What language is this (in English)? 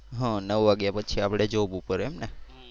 Gujarati